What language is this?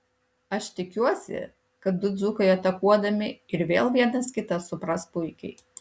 Lithuanian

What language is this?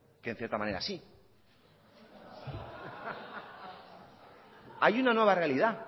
Spanish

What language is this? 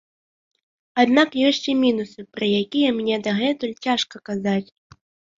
Belarusian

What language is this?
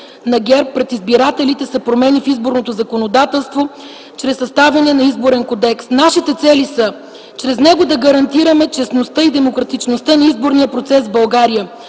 Bulgarian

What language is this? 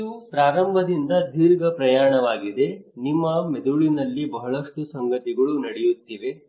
Kannada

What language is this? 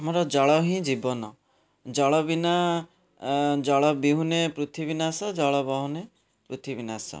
Odia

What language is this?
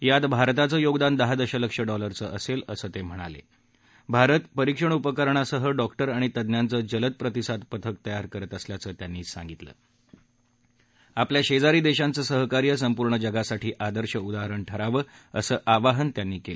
Marathi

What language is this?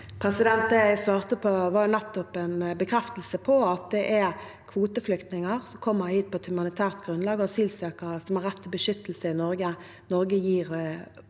Norwegian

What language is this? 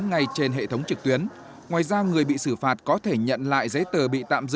Vietnamese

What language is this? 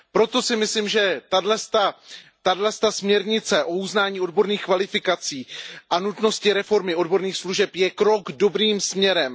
Czech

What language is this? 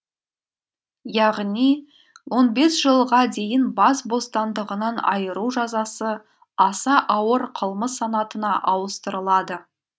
Kazakh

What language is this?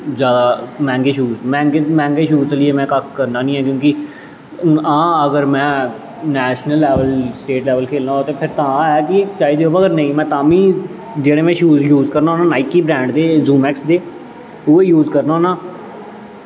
Dogri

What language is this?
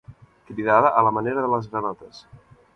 Catalan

